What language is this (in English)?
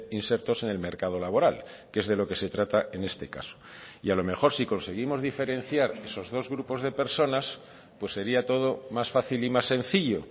Spanish